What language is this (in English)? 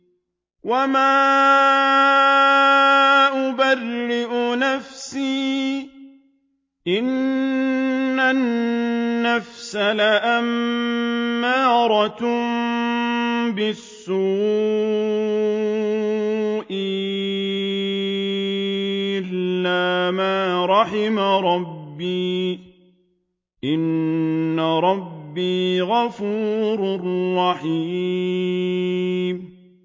Arabic